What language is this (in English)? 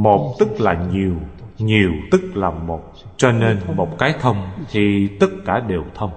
Vietnamese